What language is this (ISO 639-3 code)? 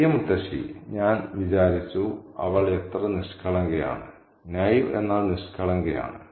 mal